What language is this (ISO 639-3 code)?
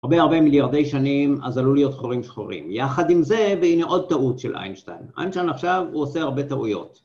heb